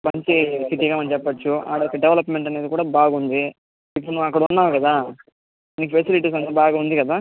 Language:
Telugu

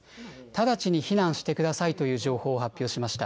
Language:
Japanese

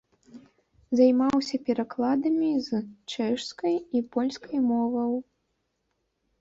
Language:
Belarusian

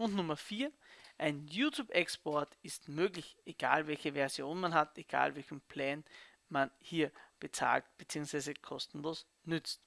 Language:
German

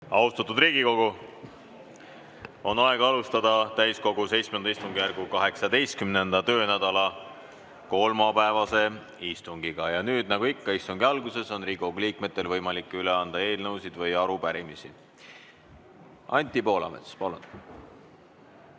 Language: Estonian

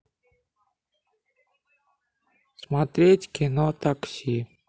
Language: Russian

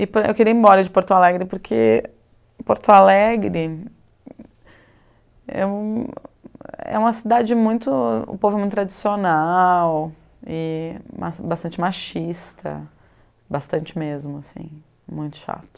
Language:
Portuguese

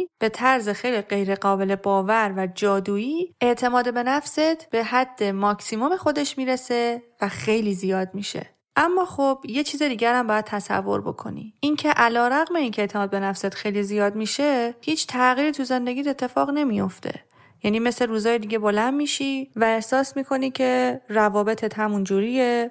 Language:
Persian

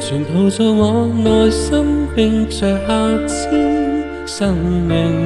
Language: Chinese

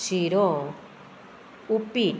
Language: Konkani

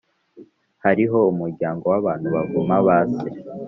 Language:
Kinyarwanda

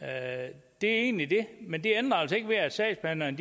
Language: Danish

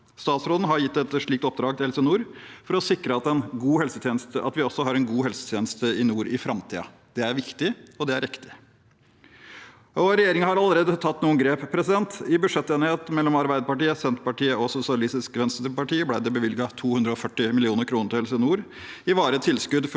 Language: Norwegian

